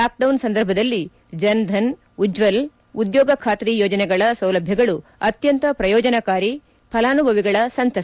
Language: Kannada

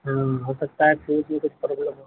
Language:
Urdu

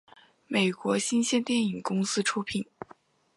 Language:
Chinese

